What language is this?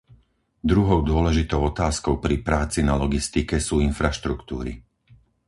Slovak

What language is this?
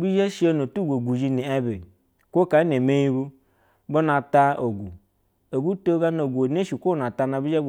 Basa (Nigeria)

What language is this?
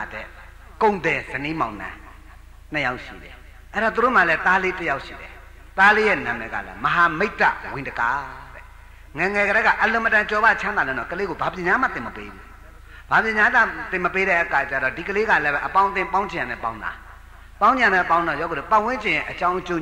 Thai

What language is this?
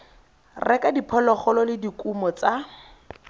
Tswana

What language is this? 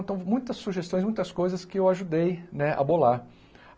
Portuguese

